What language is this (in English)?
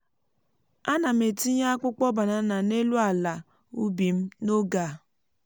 Igbo